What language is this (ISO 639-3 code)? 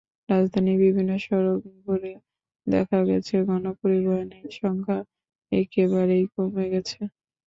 ben